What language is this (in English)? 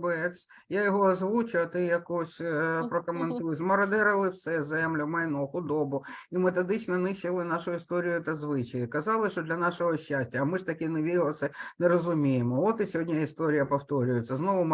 Ukrainian